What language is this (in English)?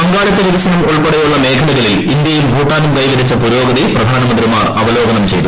Malayalam